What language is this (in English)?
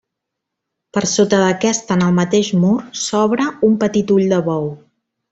Catalan